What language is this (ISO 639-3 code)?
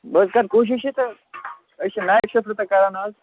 kas